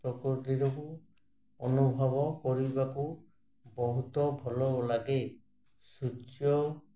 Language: Odia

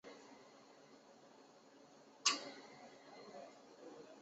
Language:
Chinese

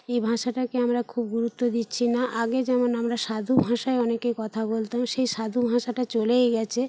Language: Bangla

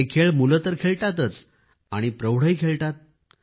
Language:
Marathi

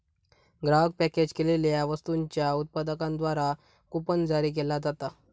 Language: Marathi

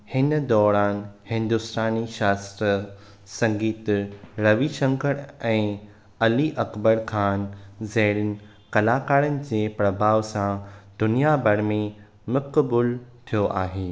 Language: Sindhi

